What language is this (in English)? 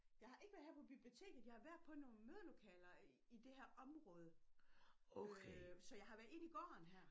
Danish